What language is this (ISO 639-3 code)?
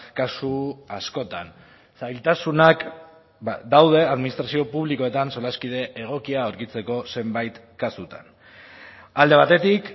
eus